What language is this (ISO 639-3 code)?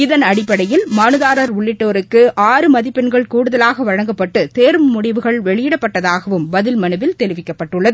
tam